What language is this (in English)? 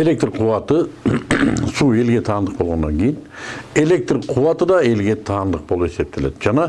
Turkish